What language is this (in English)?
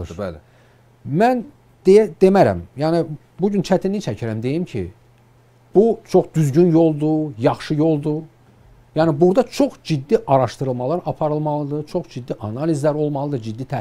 Turkish